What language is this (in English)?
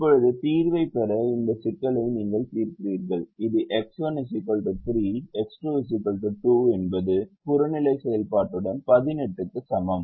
Tamil